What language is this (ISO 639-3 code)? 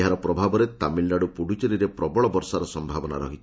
ori